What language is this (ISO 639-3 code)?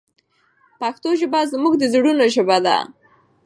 pus